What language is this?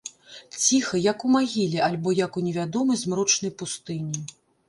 Belarusian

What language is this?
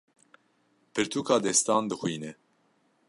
Kurdish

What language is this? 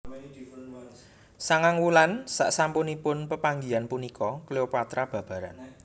Javanese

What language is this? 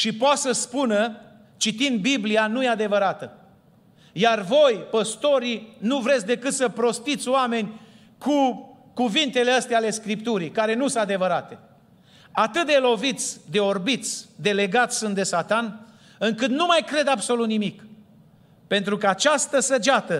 Romanian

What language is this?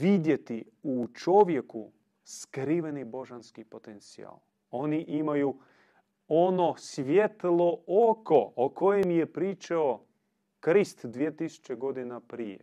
Croatian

